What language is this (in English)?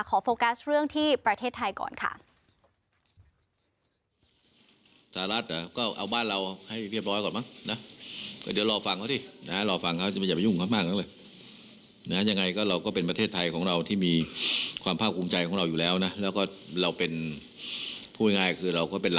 Thai